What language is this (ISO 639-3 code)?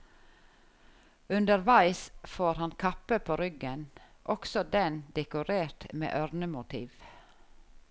nor